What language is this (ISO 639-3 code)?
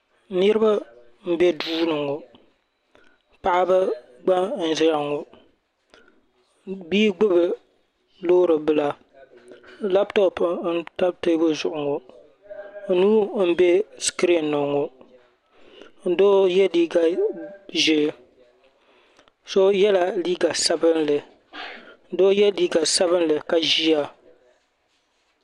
dag